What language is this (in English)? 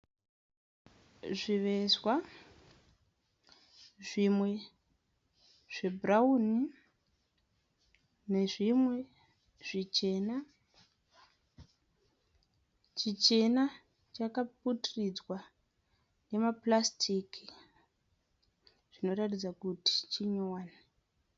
Shona